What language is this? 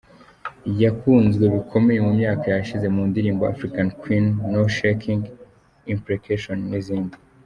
Kinyarwanda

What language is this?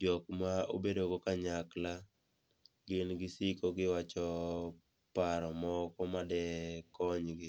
Luo (Kenya and Tanzania)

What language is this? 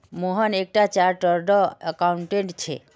Magahi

